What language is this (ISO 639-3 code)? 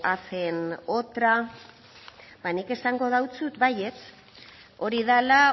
eus